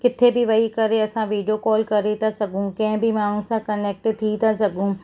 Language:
Sindhi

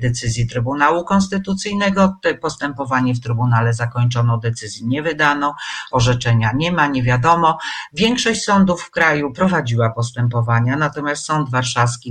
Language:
Polish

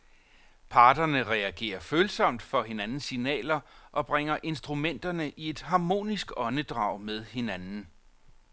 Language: Danish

